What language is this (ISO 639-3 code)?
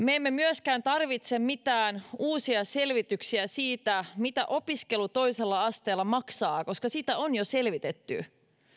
fin